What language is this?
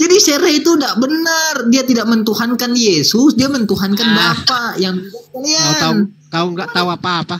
Indonesian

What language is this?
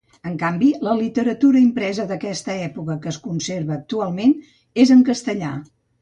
Catalan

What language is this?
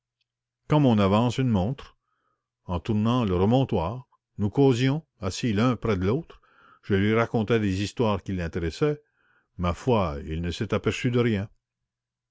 French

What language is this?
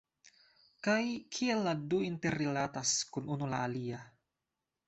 Esperanto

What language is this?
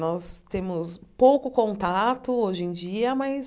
Portuguese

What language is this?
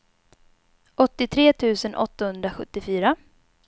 Swedish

